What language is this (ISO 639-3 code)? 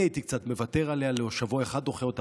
heb